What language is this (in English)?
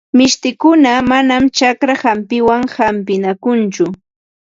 Ambo-Pasco Quechua